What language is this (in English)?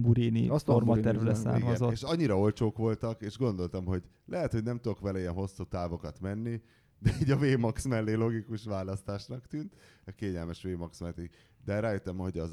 Hungarian